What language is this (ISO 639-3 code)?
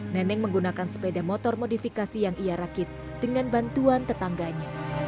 ind